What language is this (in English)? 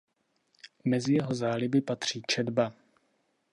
Czech